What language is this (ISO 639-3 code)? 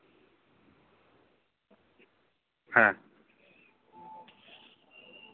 sat